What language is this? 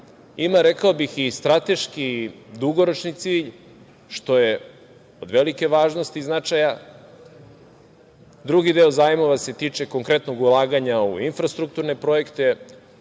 Serbian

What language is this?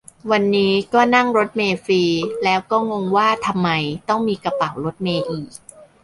Thai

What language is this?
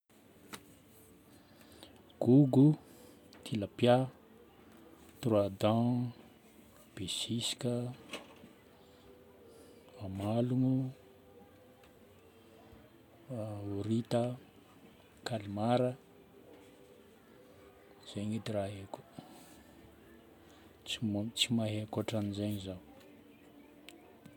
Northern Betsimisaraka Malagasy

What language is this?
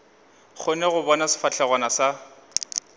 Northern Sotho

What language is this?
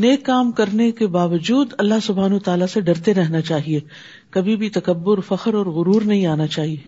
Urdu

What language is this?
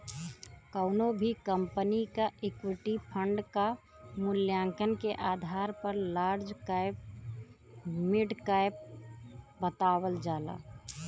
Bhojpuri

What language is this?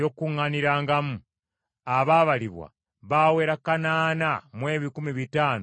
Ganda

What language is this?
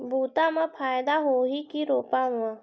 Chhattisgarhi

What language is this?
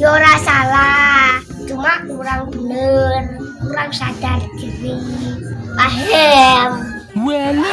Indonesian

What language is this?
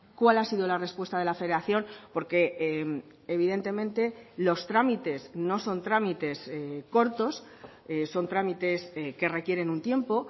Spanish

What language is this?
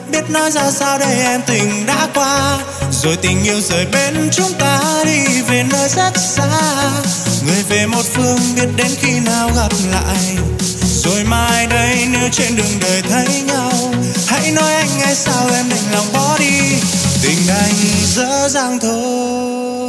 Vietnamese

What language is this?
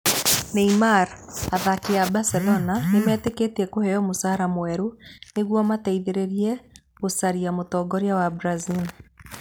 Kikuyu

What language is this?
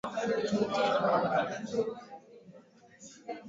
Swahili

